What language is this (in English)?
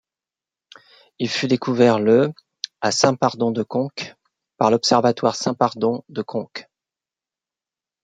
French